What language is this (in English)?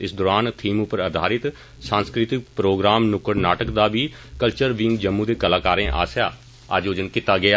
Dogri